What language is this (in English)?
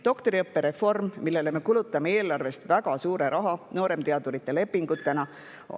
Estonian